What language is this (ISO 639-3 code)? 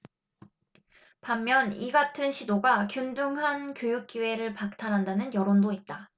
kor